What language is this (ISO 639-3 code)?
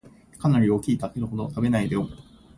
jpn